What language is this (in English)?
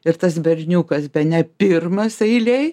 Lithuanian